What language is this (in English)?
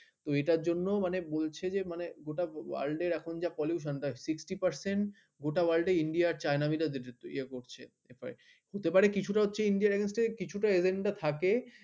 Bangla